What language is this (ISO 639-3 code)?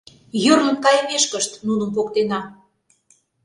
chm